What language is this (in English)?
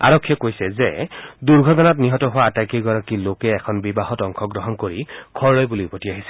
Assamese